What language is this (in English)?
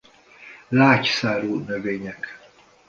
Hungarian